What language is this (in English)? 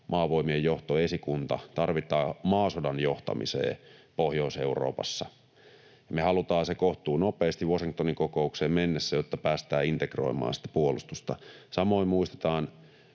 Finnish